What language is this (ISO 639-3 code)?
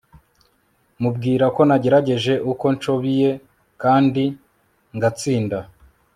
kin